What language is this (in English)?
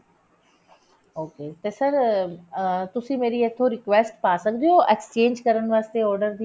Punjabi